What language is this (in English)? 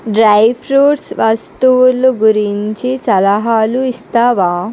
Telugu